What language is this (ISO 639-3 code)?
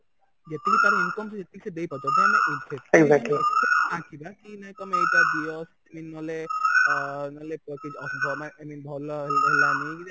ori